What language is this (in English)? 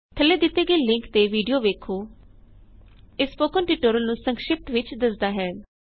Punjabi